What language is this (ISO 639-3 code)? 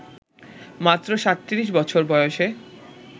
ben